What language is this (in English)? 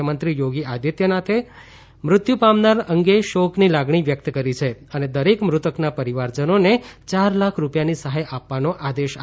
Gujarati